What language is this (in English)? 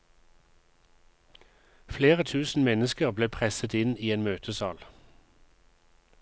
Norwegian